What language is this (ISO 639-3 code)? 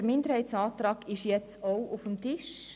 gsw